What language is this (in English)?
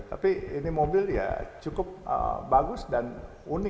Indonesian